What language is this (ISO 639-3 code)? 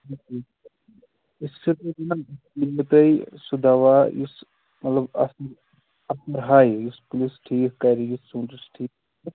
kas